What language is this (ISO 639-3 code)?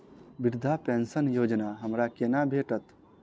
mai